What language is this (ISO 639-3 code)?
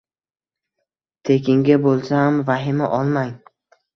uzb